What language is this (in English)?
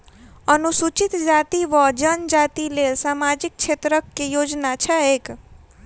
Maithili